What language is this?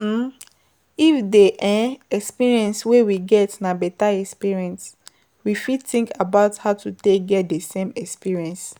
Nigerian Pidgin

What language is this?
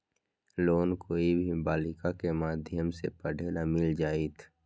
Magahi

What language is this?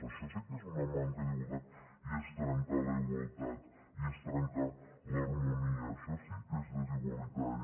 Catalan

